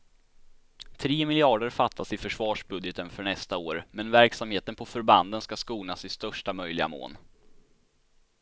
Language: Swedish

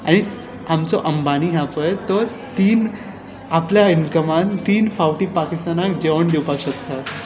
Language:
Konkani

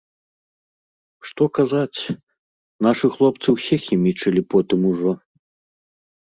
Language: Belarusian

